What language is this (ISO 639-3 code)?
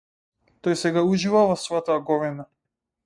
mkd